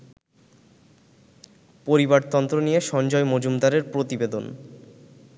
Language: Bangla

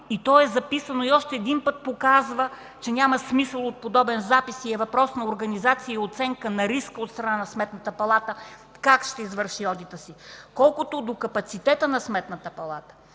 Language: Bulgarian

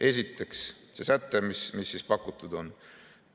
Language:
Estonian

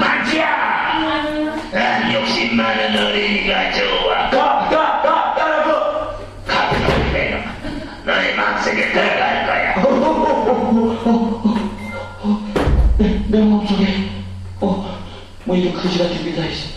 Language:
Korean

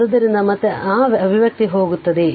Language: Kannada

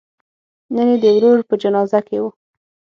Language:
Pashto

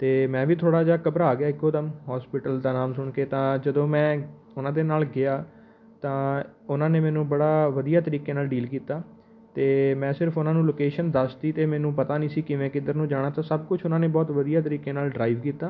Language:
Punjabi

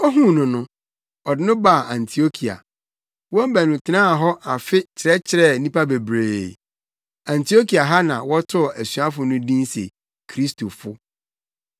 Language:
Akan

